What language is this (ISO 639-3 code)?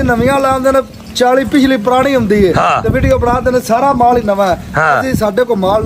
pan